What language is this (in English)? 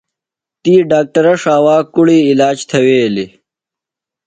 Phalura